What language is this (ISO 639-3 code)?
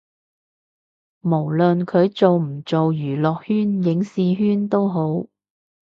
yue